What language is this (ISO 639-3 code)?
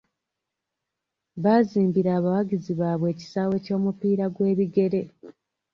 lug